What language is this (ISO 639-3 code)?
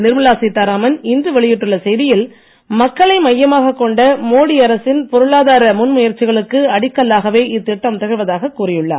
tam